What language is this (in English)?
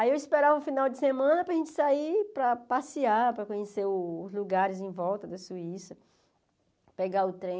Portuguese